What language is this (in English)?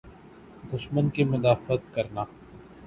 Urdu